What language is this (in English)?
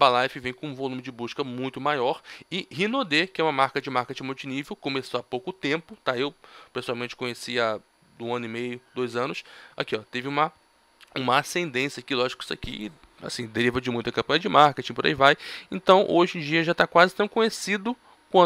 Portuguese